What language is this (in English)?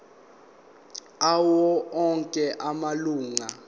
Zulu